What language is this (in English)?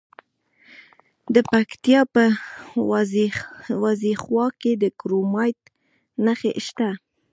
Pashto